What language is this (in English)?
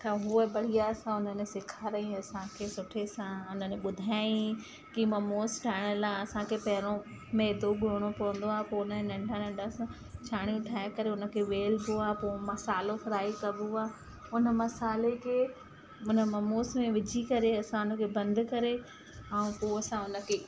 Sindhi